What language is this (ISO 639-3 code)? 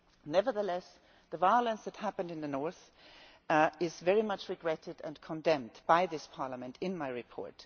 eng